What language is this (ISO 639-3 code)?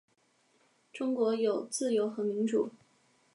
zho